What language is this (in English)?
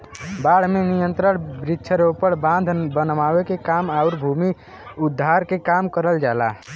Bhojpuri